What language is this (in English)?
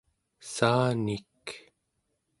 Central Yupik